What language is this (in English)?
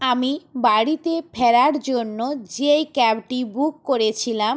Bangla